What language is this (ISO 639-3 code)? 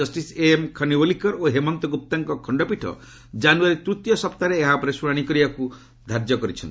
ori